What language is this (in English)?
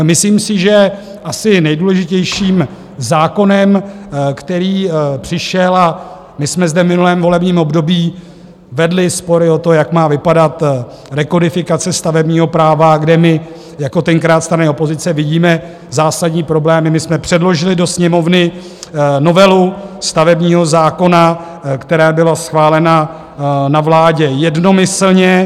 Czech